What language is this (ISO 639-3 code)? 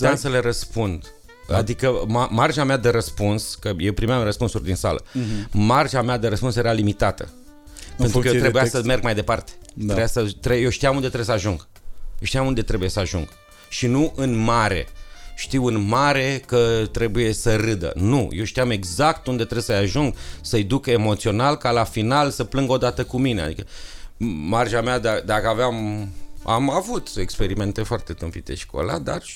ron